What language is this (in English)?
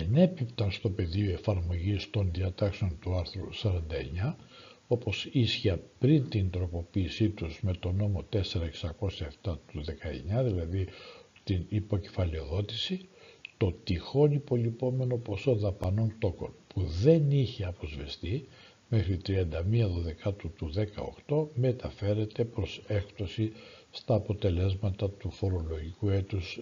Greek